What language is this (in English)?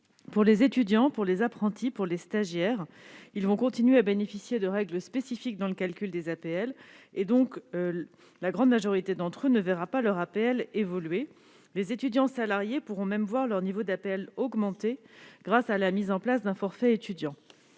French